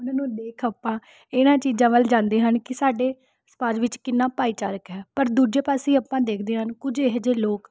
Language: Punjabi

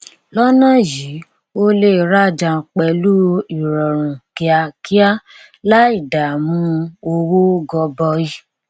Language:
Yoruba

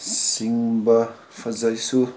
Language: Manipuri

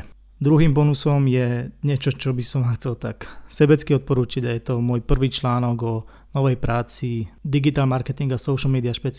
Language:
Slovak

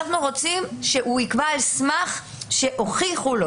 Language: Hebrew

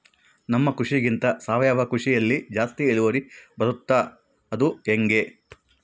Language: Kannada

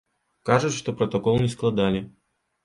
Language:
Belarusian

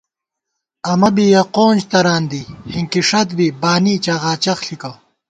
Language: Gawar-Bati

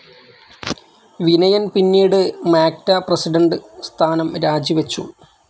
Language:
Malayalam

